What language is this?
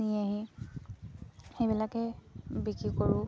Assamese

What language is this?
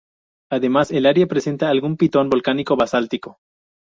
Spanish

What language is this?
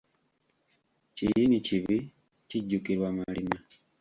Ganda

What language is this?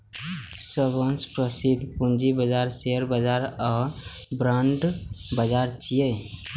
Maithili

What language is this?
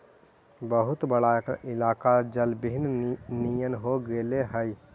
Magahi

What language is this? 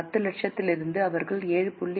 Tamil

